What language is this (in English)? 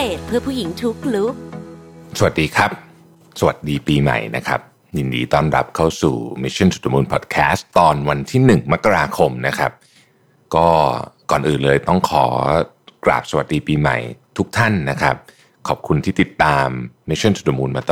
Thai